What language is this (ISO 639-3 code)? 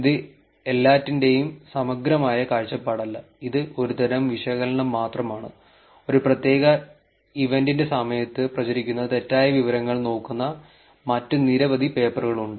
mal